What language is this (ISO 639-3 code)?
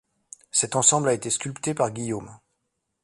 fra